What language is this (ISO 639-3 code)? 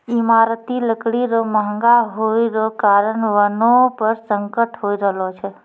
mai